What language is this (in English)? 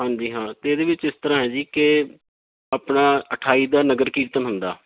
Punjabi